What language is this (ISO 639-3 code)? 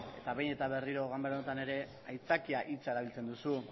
eus